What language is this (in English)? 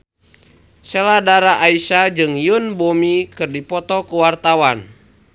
Sundanese